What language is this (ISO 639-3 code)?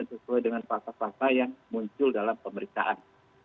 ind